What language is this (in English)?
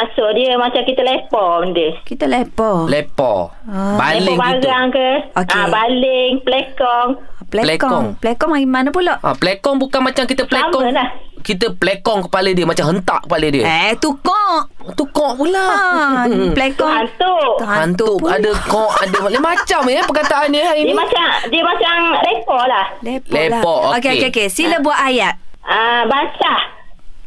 Malay